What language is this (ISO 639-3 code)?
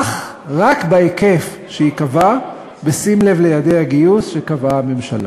heb